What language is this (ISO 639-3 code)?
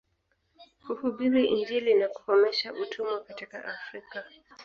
swa